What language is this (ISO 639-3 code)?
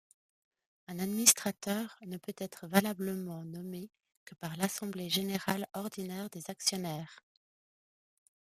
fra